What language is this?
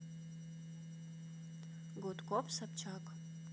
Russian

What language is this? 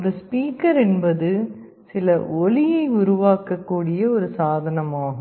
Tamil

